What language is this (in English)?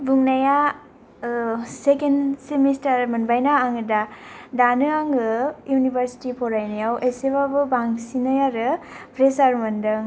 Bodo